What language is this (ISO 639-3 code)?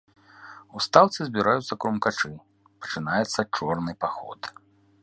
bel